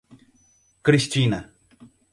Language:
Portuguese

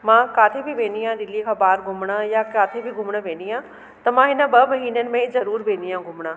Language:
Sindhi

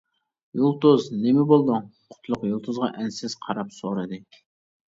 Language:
Uyghur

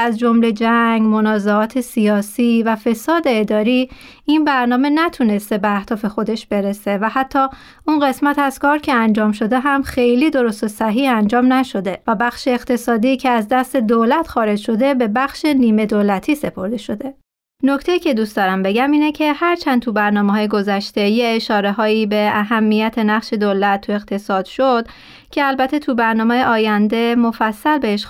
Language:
Persian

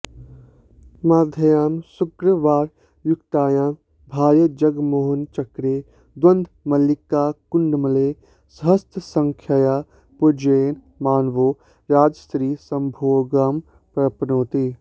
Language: Sanskrit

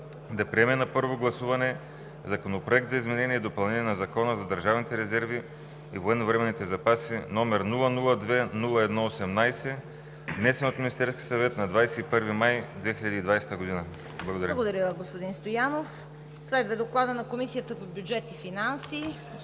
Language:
Bulgarian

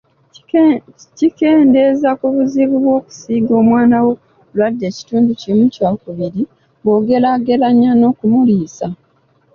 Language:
Ganda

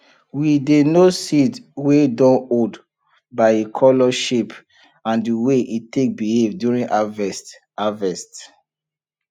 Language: Nigerian Pidgin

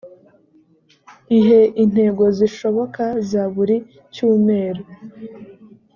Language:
Kinyarwanda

